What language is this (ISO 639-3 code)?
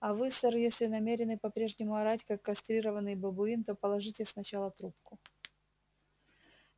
rus